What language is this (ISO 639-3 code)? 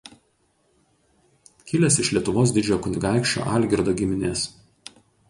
lit